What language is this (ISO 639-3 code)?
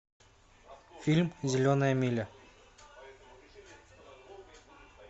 rus